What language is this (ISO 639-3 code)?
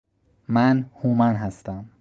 fas